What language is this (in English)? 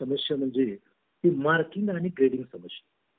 Marathi